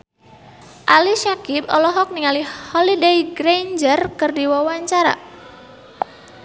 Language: Sundanese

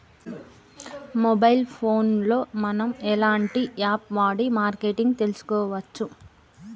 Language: Telugu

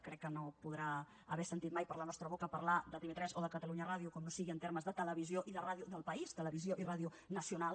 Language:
Catalan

